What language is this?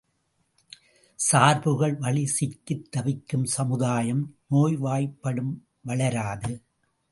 Tamil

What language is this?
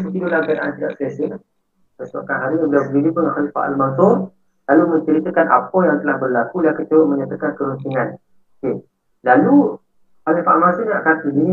Malay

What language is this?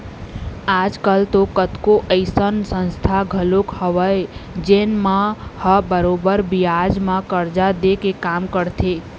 Chhattisgarhi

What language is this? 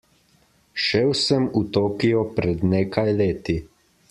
Slovenian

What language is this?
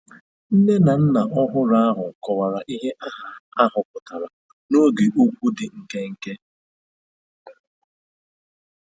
Igbo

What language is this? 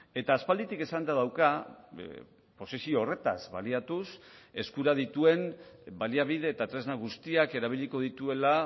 Basque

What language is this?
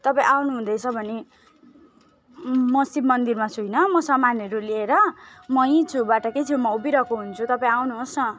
Nepali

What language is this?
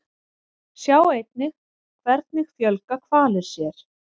Icelandic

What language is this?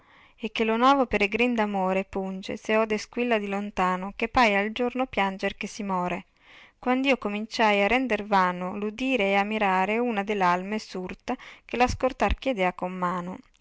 Italian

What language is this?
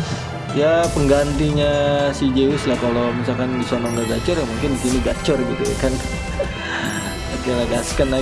Indonesian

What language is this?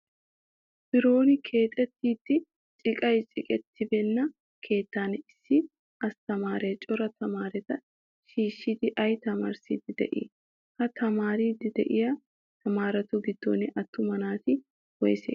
Wolaytta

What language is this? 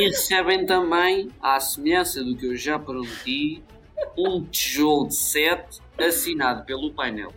Portuguese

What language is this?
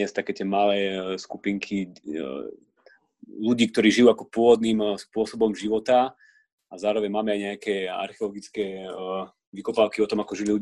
Slovak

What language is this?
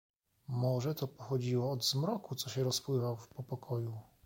Polish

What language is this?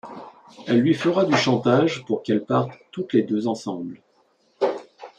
French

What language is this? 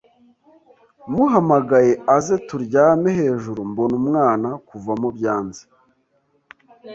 Kinyarwanda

